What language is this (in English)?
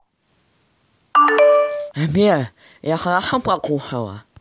Russian